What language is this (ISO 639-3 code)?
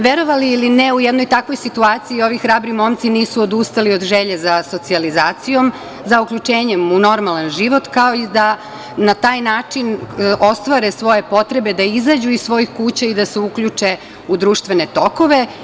srp